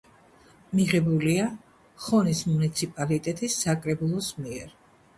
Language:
Georgian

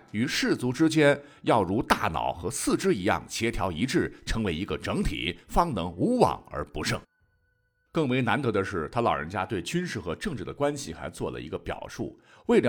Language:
Chinese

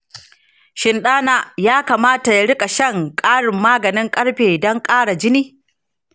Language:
Hausa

